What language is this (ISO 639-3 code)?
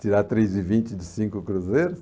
por